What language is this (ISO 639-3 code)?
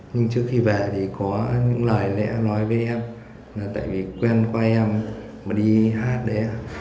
vie